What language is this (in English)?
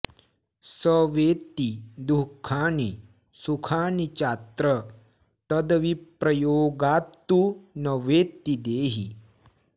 Sanskrit